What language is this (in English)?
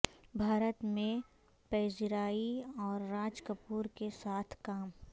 Urdu